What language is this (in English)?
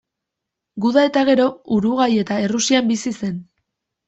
Basque